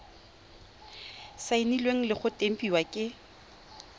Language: Tswana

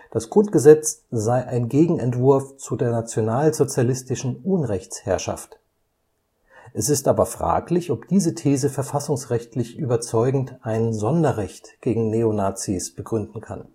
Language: German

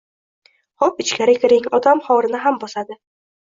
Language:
Uzbek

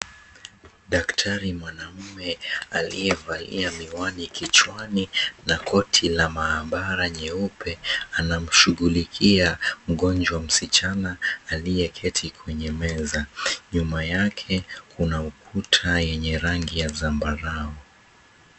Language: Swahili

